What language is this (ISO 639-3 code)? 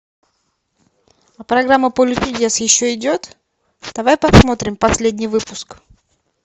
rus